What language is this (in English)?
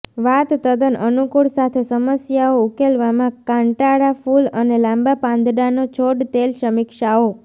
Gujarati